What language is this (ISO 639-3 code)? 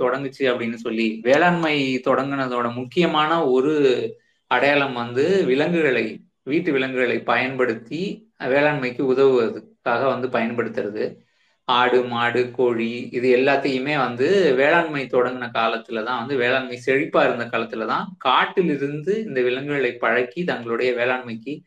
tam